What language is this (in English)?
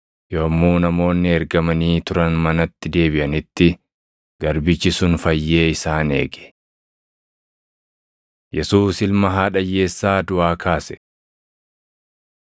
Oromo